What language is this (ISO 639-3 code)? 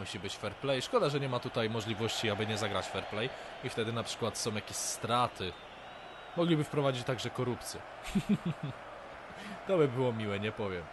pol